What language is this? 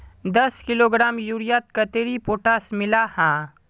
Magahi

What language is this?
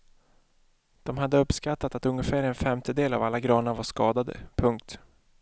Swedish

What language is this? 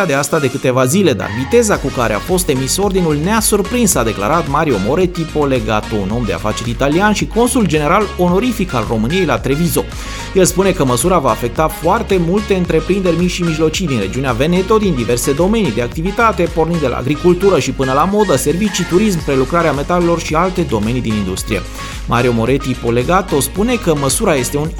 Romanian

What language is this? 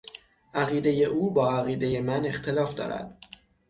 Persian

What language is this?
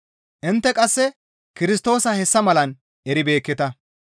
Gamo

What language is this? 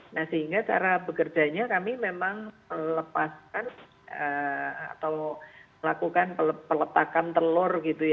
Indonesian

